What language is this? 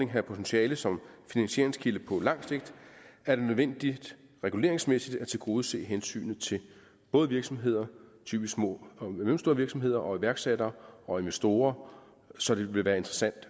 Danish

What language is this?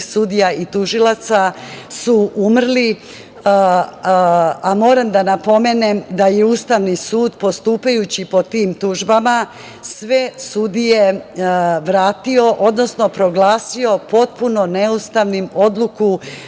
Serbian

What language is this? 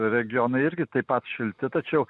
Lithuanian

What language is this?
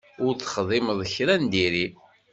Kabyle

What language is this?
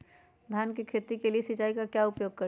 Magahi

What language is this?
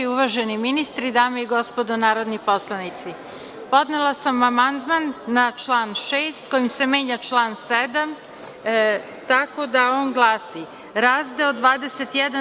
Serbian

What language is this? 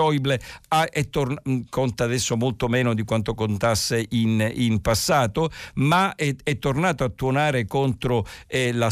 Italian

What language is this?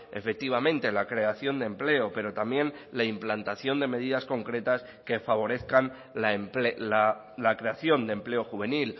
Spanish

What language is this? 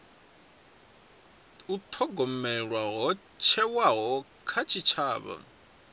Venda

